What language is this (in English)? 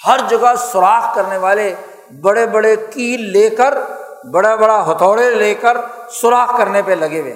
Urdu